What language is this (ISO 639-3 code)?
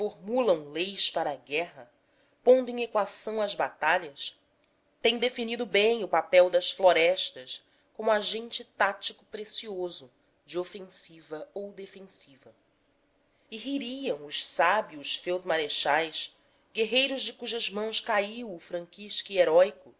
por